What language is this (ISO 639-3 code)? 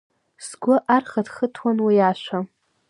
abk